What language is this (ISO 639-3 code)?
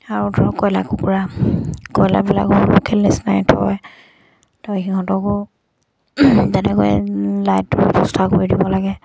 asm